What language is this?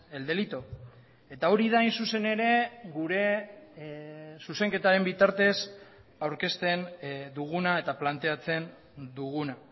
Basque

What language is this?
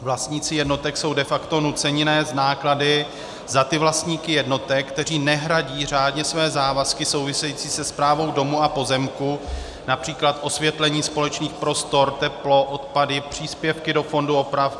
Czech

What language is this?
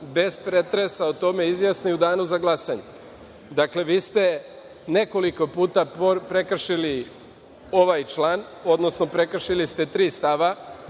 Serbian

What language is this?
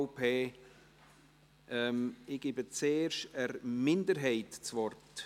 Swiss German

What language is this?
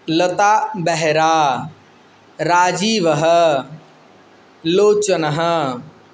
Sanskrit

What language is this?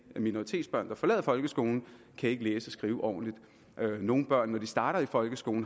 Danish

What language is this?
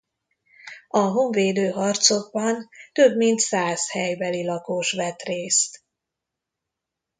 Hungarian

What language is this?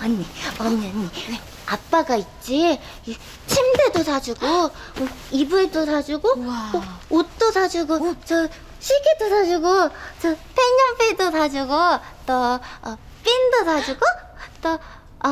Korean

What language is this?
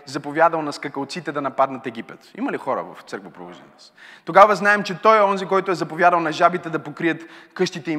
Bulgarian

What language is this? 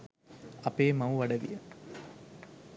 Sinhala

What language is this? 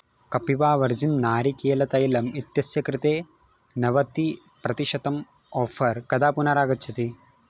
Sanskrit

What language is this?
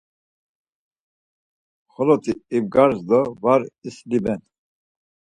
Laz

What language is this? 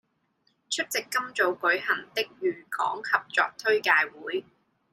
Cantonese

